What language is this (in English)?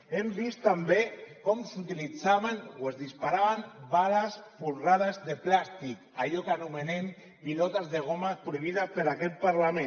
Catalan